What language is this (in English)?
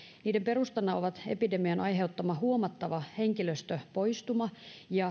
Finnish